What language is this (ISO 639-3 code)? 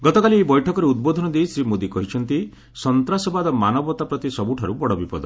ori